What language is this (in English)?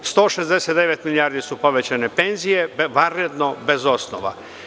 Serbian